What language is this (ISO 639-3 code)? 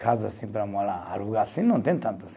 por